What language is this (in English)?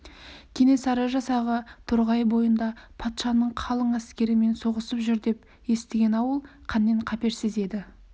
Kazakh